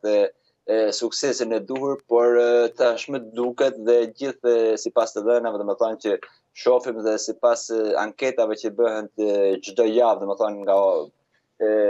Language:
Romanian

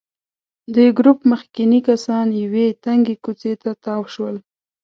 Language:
Pashto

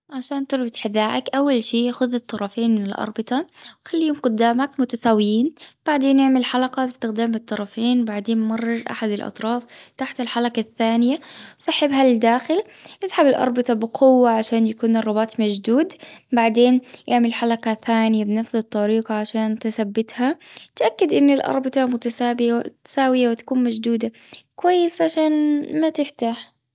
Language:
Gulf Arabic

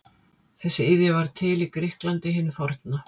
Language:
Icelandic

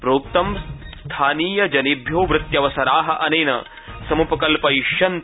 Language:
Sanskrit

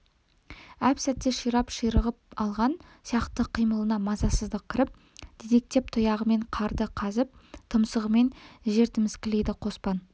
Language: Kazakh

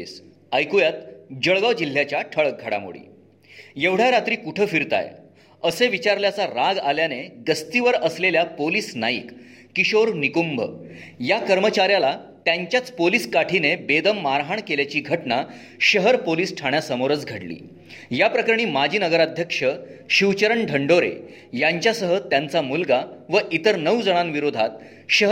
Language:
Marathi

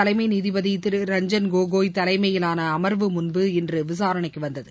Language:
Tamil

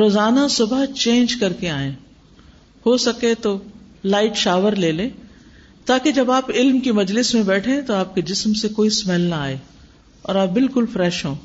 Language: Urdu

